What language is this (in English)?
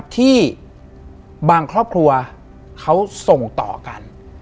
Thai